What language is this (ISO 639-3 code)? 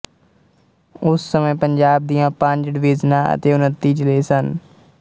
pan